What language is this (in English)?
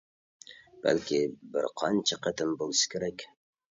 Uyghur